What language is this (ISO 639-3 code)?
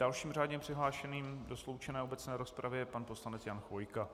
ces